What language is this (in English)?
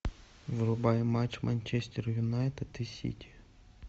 Russian